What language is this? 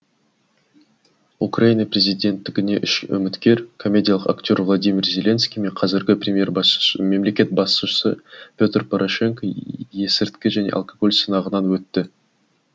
Kazakh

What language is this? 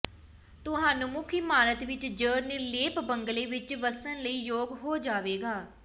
Punjabi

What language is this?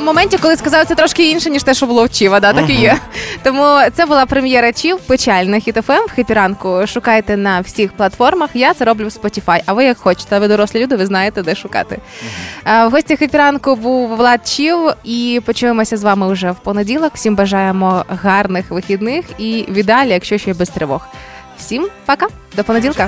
Ukrainian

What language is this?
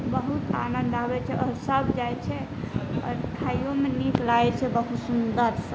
Maithili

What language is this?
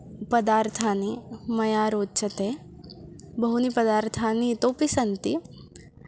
Sanskrit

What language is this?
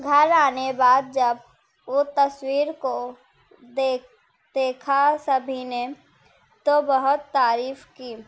Urdu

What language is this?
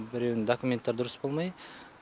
Kazakh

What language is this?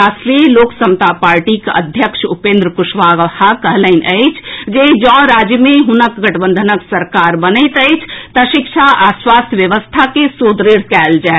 Maithili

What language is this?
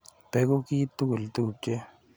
Kalenjin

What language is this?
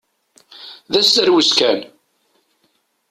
Kabyle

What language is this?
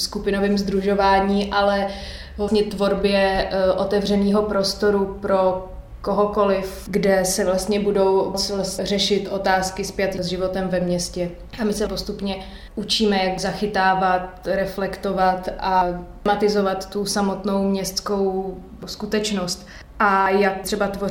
Czech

